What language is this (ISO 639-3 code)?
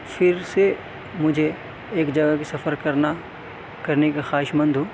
urd